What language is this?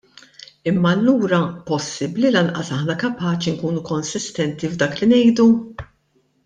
Maltese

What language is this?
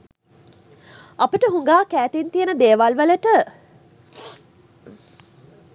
Sinhala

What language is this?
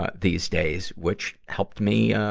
English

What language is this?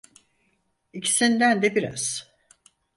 Turkish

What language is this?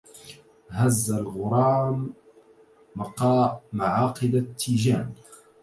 Arabic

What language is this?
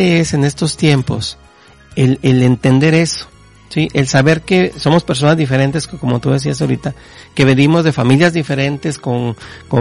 Spanish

